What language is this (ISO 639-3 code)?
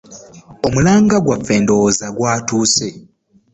lug